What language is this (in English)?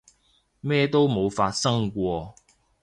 Cantonese